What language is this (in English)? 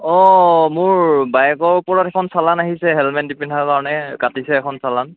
Assamese